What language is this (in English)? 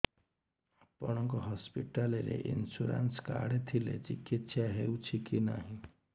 Odia